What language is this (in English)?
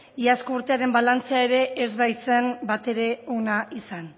Basque